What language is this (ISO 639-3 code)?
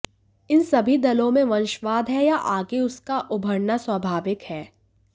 hin